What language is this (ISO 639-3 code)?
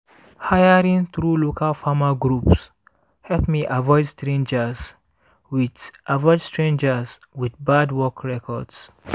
pcm